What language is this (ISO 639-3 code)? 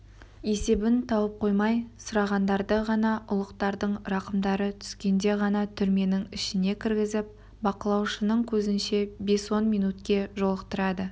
kaz